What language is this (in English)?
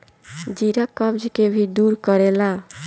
Bhojpuri